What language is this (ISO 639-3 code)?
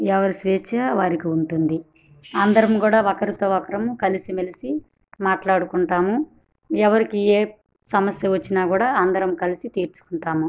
tel